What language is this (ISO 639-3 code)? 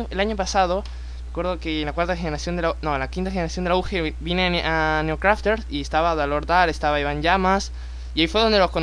spa